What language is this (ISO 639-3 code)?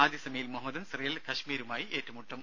mal